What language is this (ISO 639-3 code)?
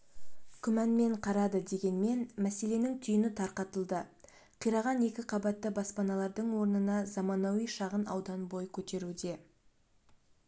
kaz